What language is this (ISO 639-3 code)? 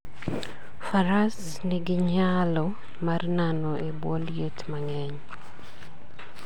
luo